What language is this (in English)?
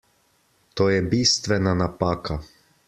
Slovenian